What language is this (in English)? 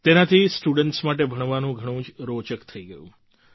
Gujarati